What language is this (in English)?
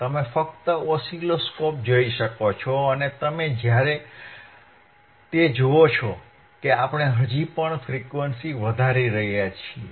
Gujarati